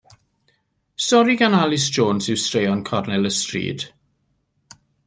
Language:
Welsh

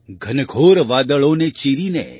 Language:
Gujarati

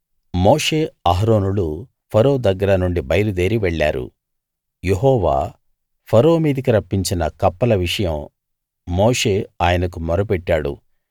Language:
Telugu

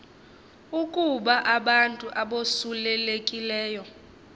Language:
Xhosa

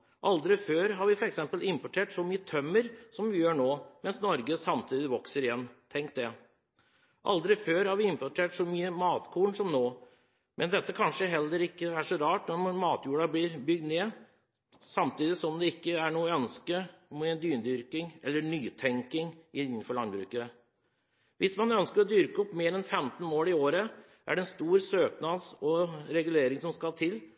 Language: Norwegian Bokmål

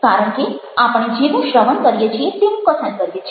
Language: Gujarati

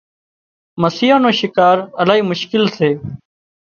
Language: Wadiyara Koli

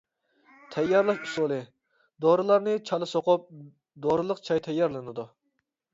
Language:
Uyghur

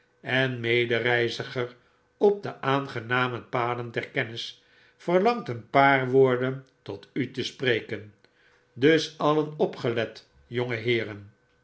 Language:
Dutch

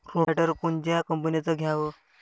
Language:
Marathi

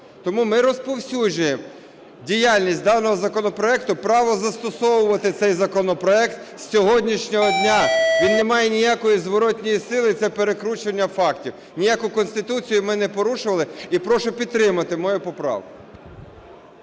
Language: Ukrainian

